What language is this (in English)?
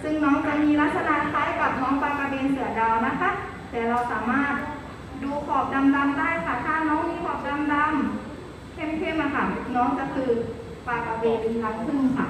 Thai